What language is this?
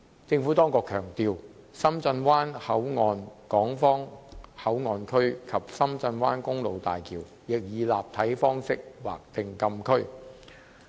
Cantonese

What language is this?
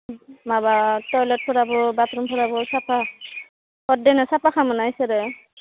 Bodo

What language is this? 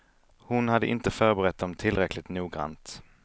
Swedish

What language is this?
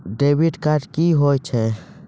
Maithili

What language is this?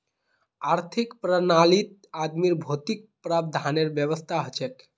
Magahi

